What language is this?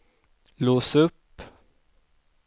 Swedish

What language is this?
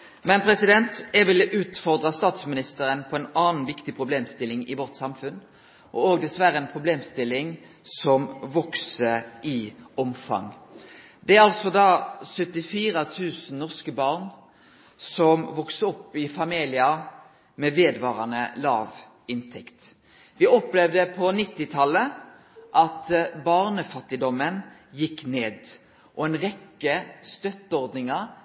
Norwegian Nynorsk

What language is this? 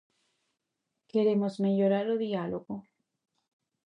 Galician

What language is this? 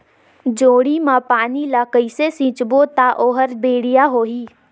Chhattisgarhi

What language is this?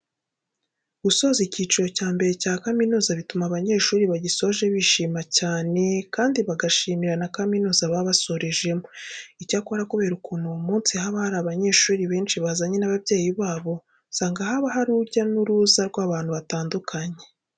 Kinyarwanda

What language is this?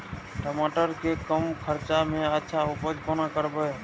Maithili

